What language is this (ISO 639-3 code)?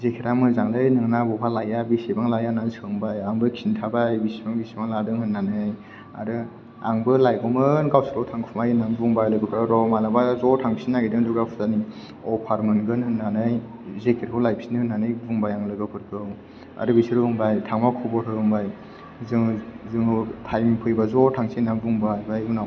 brx